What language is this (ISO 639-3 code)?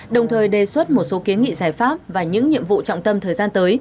vie